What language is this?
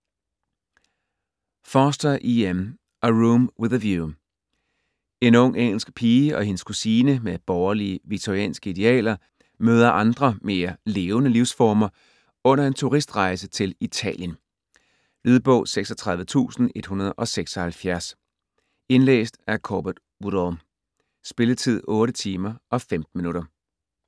Danish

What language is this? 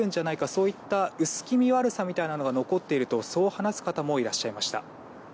Japanese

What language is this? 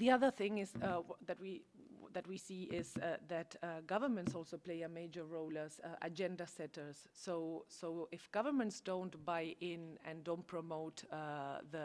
English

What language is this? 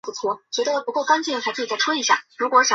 Chinese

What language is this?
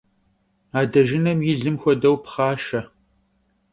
Kabardian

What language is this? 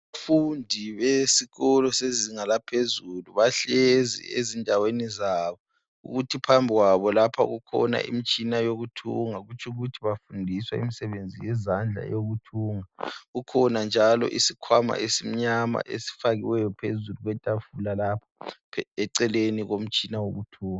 North Ndebele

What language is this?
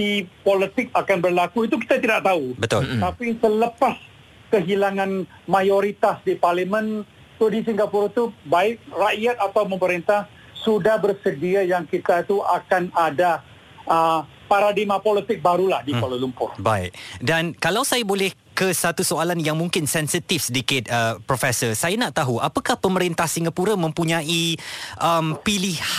Malay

